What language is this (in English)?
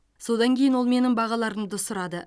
Kazakh